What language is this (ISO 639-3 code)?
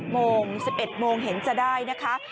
tha